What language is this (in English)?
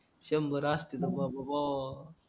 Marathi